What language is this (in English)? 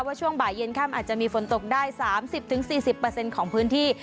Thai